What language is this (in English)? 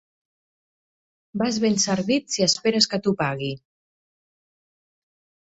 Catalan